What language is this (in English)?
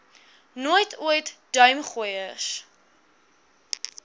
Afrikaans